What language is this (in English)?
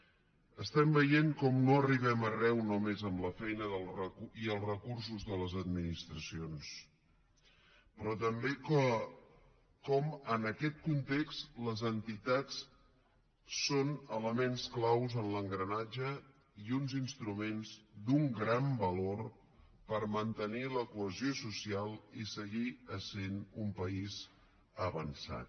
Catalan